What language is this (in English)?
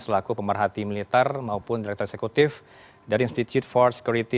Indonesian